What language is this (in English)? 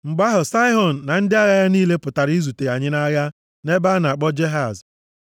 Igbo